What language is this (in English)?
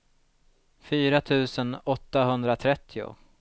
Swedish